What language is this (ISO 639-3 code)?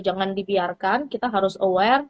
ind